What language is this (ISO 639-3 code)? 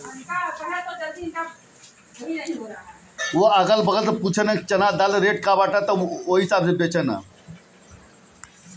bho